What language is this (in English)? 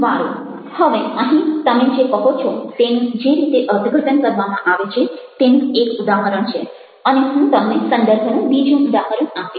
Gujarati